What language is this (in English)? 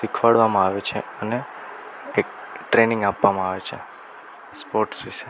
Gujarati